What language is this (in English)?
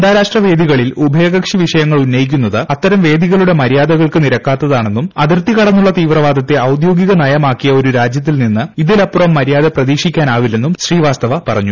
Malayalam